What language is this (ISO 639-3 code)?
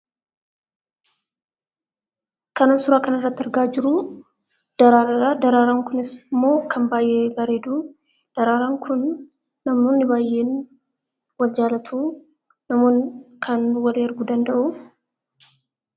orm